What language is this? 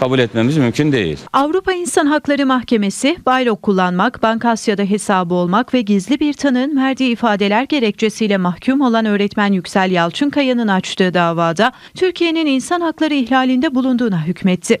Turkish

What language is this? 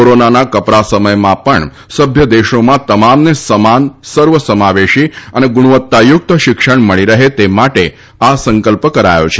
Gujarati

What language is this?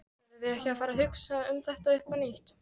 Icelandic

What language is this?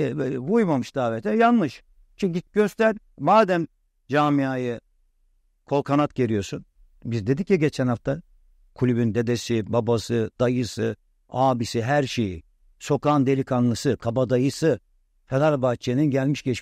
Turkish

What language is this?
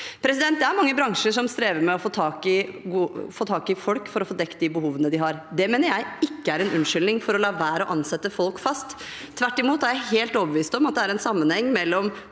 Norwegian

